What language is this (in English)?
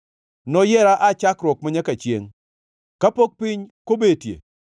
Luo (Kenya and Tanzania)